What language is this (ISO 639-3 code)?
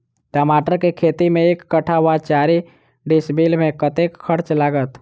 mai